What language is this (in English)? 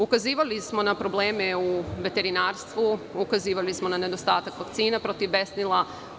Serbian